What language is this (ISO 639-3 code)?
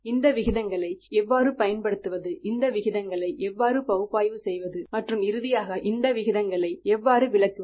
tam